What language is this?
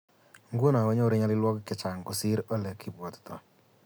Kalenjin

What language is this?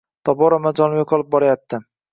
Uzbek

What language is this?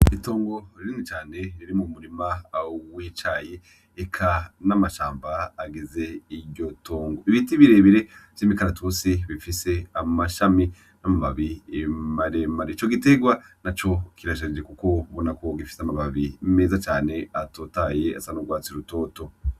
Rundi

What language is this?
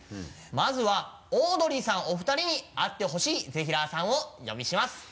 Japanese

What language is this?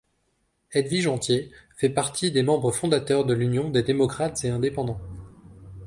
French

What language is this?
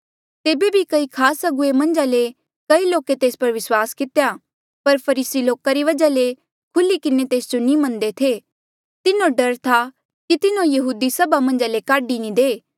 Mandeali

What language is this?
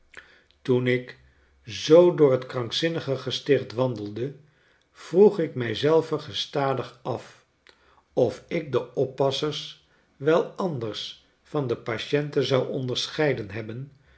Dutch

